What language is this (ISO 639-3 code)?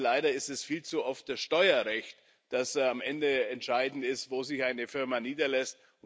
deu